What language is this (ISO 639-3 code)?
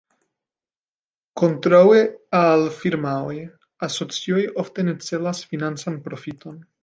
epo